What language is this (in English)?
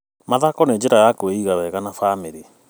Kikuyu